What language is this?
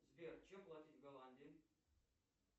Russian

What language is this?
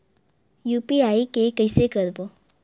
Chhattisgarhi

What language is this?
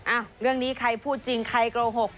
Thai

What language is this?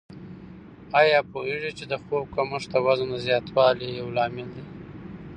Pashto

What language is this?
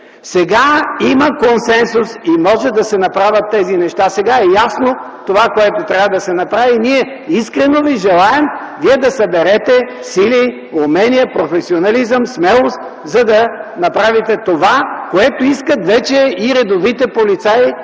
Bulgarian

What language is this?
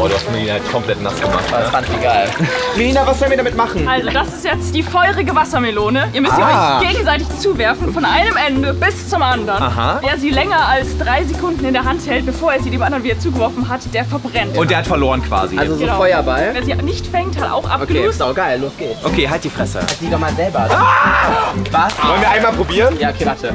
German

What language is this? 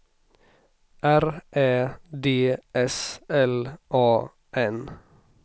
Swedish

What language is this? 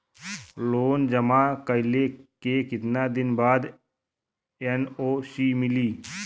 Bhojpuri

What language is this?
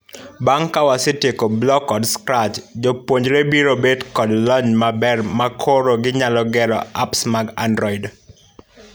Luo (Kenya and Tanzania)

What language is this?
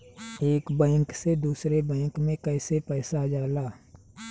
Bhojpuri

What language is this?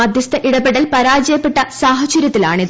Malayalam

